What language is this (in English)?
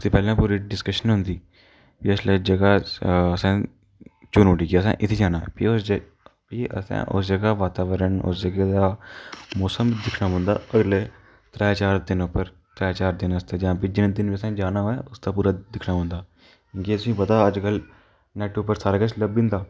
Dogri